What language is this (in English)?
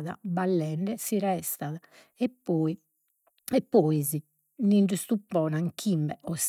Sardinian